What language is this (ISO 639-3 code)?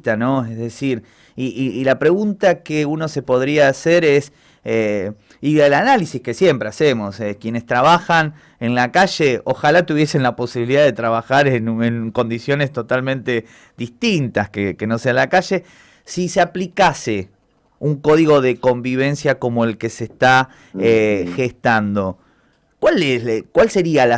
spa